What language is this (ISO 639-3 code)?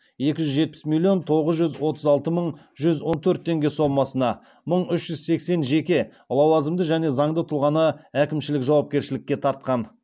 kaz